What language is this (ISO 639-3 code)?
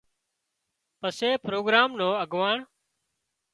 kxp